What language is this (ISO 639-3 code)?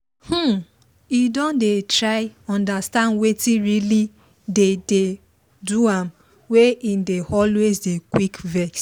pcm